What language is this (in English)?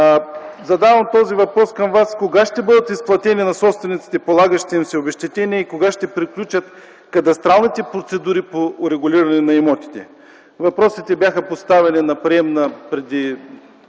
Bulgarian